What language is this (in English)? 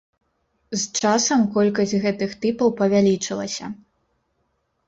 Belarusian